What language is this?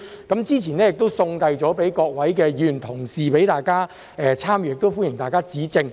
Cantonese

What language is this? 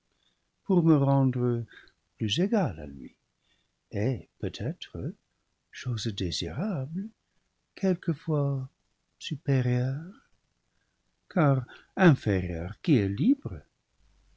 French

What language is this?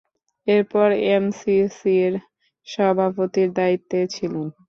Bangla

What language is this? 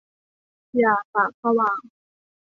Thai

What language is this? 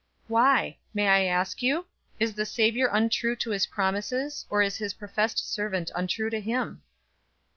English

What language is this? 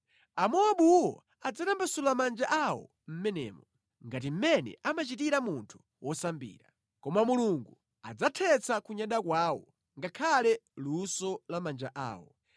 Nyanja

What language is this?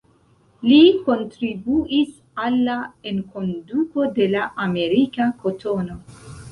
Esperanto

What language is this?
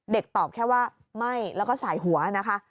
Thai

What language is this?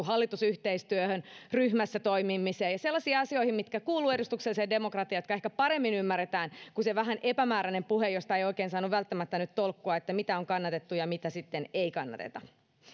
Finnish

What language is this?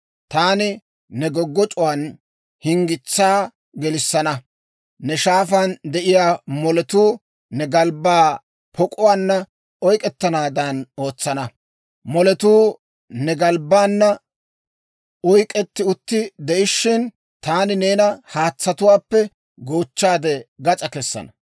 Dawro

